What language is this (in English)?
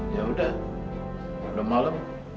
Indonesian